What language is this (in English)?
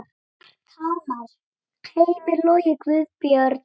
Icelandic